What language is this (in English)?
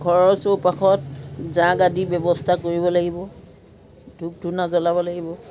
Assamese